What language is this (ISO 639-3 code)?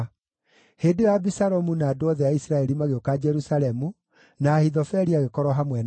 kik